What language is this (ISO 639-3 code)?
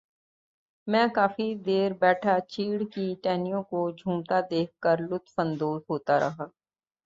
urd